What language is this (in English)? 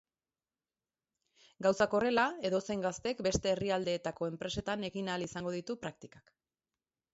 Basque